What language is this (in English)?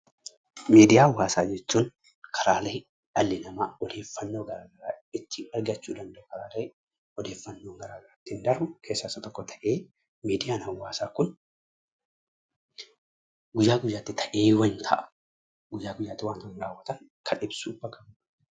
Oromo